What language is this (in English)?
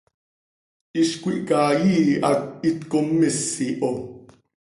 Seri